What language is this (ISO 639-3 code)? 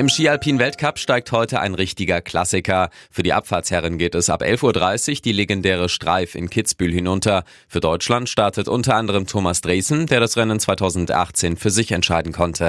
deu